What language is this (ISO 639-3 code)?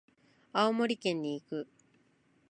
jpn